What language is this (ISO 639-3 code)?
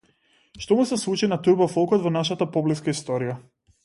mkd